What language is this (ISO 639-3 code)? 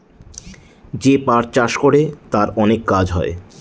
ben